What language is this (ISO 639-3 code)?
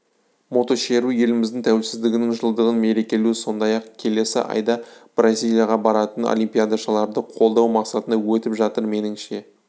kaz